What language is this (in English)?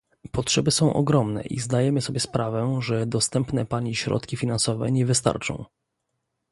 Polish